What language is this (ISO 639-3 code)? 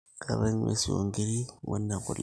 mas